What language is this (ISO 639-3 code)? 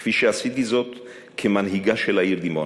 heb